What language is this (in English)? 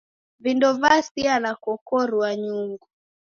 Taita